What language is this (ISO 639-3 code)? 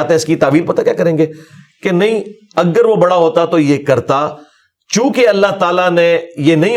urd